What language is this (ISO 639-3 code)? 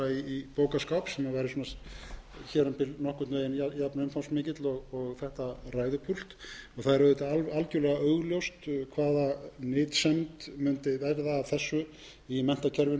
isl